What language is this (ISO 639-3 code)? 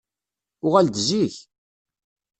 kab